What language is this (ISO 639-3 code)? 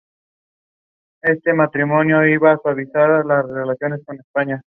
spa